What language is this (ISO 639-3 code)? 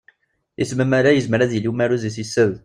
kab